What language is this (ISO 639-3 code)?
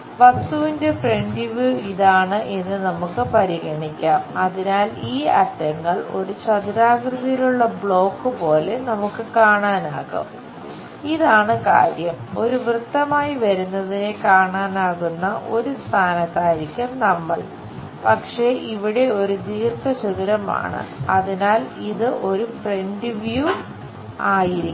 mal